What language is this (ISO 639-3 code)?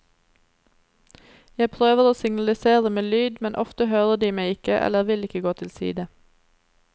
nor